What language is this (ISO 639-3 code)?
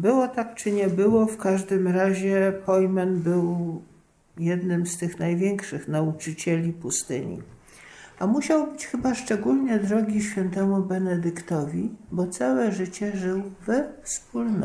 pol